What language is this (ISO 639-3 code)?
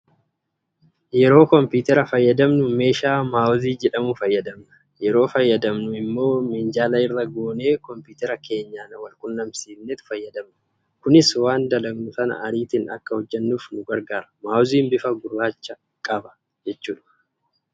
orm